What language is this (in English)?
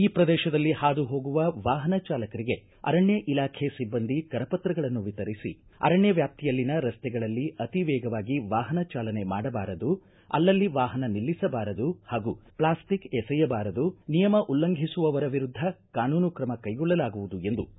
Kannada